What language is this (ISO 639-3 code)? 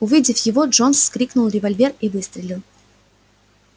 rus